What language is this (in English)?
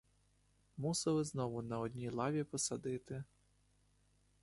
Ukrainian